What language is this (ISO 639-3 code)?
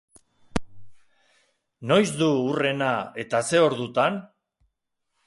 eus